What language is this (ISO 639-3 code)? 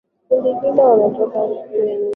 swa